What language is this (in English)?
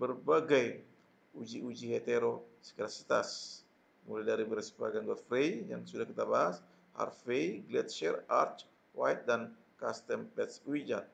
Indonesian